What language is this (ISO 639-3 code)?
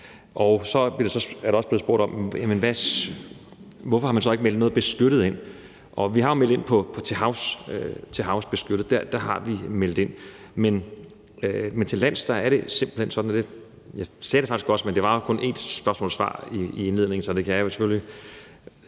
dan